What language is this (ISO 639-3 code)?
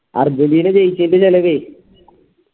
mal